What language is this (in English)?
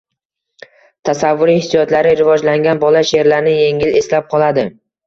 Uzbek